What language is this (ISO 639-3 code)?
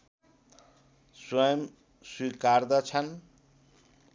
nep